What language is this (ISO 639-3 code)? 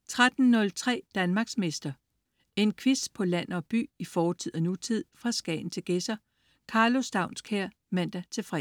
dan